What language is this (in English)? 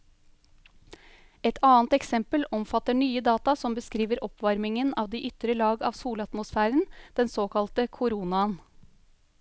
Norwegian